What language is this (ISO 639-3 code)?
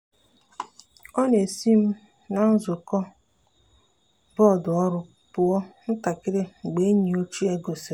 ibo